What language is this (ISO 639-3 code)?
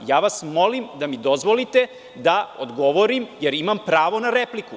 srp